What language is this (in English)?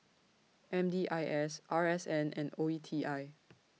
English